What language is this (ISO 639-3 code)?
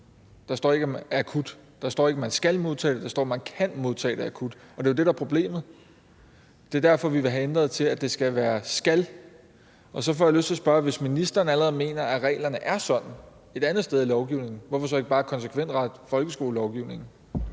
dan